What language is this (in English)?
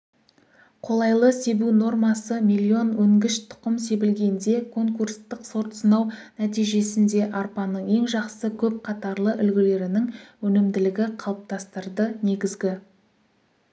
Kazakh